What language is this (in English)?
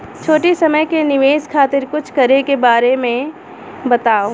Bhojpuri